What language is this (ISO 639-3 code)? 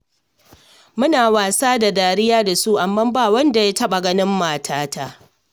hau